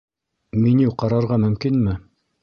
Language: Bashkir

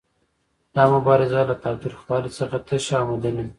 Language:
Pashto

